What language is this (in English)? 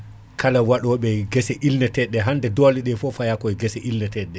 Fula